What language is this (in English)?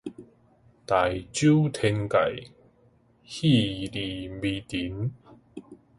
Min Nan Chinese